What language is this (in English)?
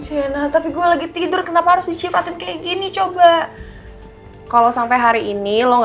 Indonesian